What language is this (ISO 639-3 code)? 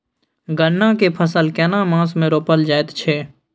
mai